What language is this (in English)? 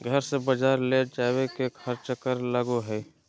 Magahi